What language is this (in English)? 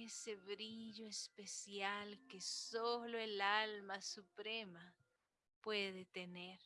Spanish